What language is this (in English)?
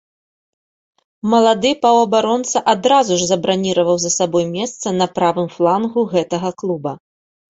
Belarusian